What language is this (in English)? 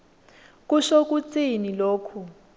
Swati